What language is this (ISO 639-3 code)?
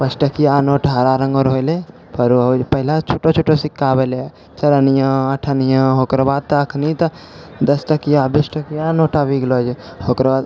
mai